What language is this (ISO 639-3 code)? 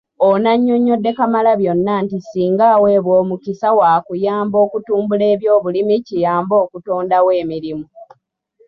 lug